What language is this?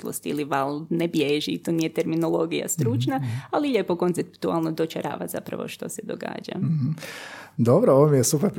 Croatian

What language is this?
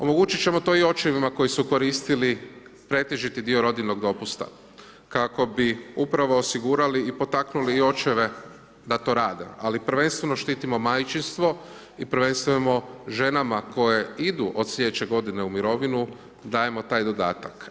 Croatian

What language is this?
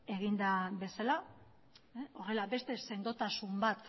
Basque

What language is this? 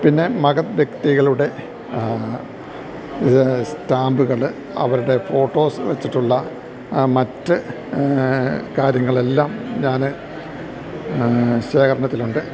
Malayalam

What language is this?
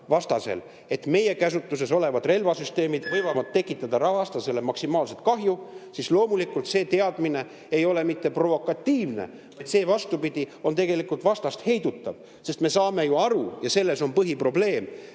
Estonian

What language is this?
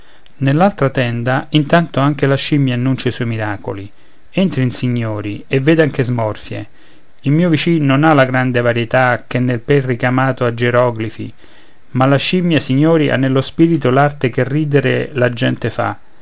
Italian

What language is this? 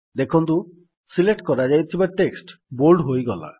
Odia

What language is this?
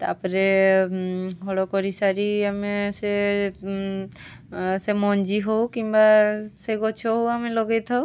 Odia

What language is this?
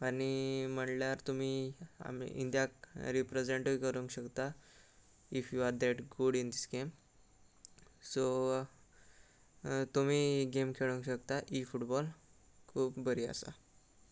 Konkani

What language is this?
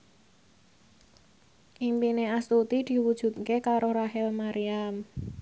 Javanese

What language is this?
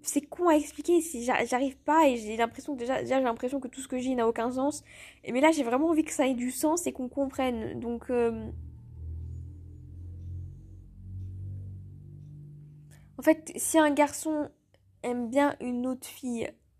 French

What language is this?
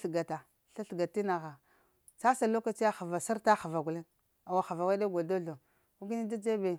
Lamang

